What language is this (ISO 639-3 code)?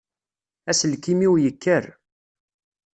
kab